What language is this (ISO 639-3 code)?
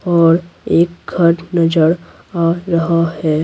hin